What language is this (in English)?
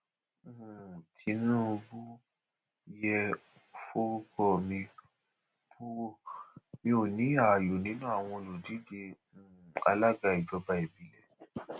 Yoruba